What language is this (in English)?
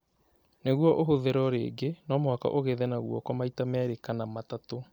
Kikuyu